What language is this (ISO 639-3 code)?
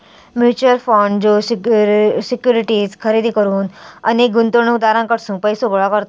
mar